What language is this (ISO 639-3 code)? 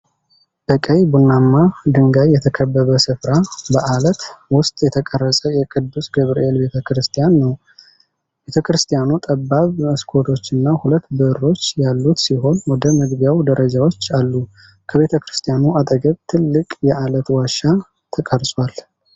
amh